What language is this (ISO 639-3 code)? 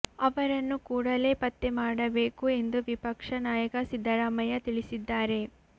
kan